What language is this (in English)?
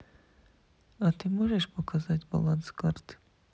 Russian